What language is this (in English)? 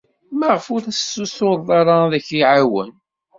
Kabyle